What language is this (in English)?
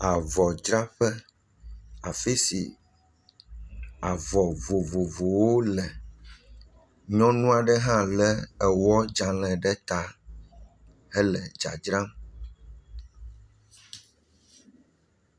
Ewe